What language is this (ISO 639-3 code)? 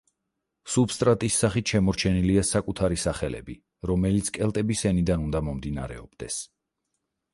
kat